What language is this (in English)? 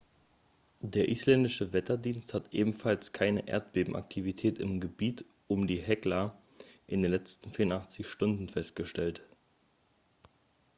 German